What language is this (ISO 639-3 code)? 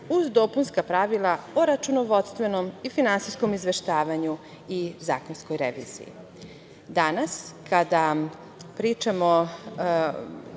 srp